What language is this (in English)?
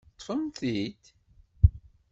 Kabyle